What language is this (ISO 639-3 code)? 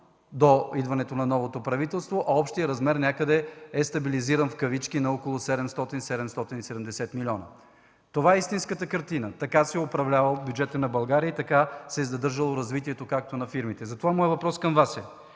bul